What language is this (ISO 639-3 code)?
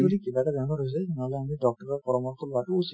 asm